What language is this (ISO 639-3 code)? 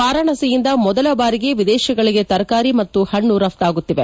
kan